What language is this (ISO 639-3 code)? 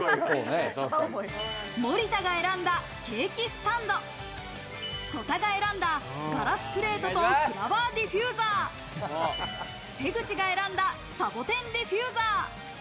jpn